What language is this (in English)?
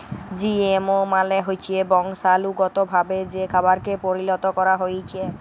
Bangla